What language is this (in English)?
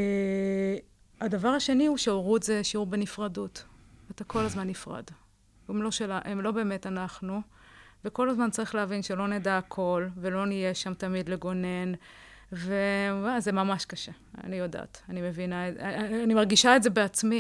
Hebrew